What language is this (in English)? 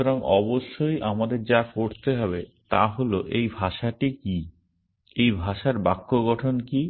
Bangla